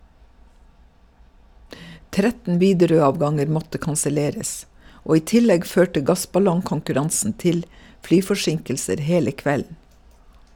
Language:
Norwegian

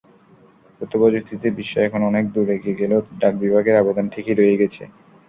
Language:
Bangla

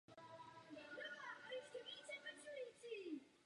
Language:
Czech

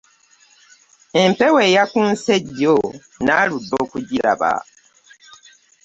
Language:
Ganda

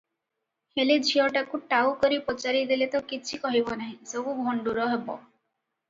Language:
Odia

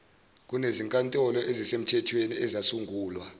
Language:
Zulu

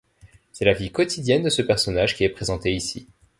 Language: French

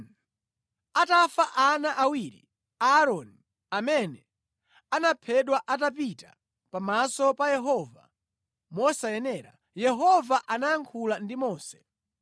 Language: Nyanja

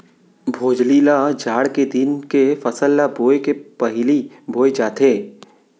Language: Chhattisgarhi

